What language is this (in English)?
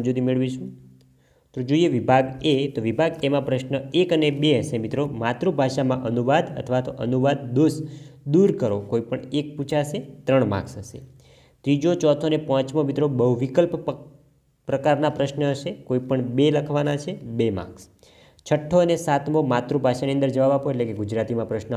Gujarati